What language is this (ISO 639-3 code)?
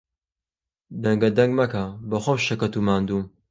ckb